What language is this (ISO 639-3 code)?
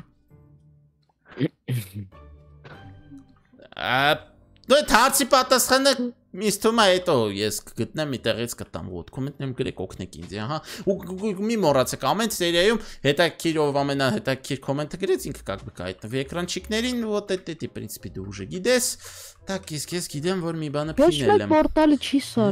ron